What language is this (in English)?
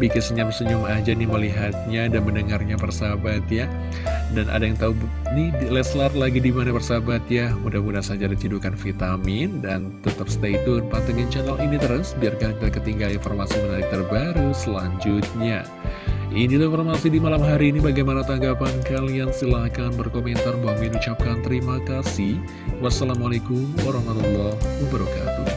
Indonesian